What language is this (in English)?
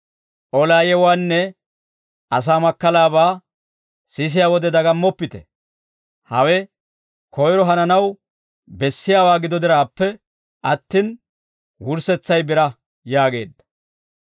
Dawro